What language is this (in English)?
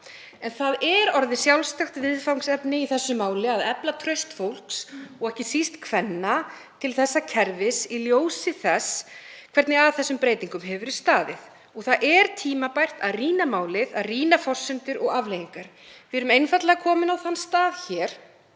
Icelandic